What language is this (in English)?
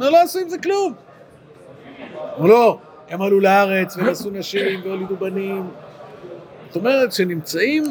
Hebrew